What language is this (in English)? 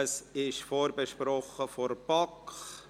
Swiss German